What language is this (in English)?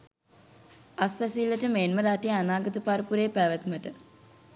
Sinhala